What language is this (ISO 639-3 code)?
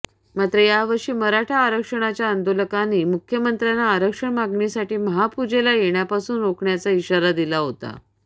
mar